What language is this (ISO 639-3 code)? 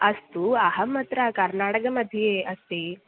san